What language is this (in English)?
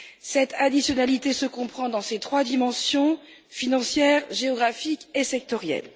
French